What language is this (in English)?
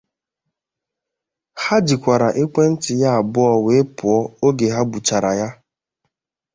Igbo